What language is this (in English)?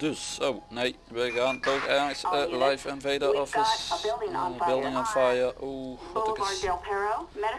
Dutch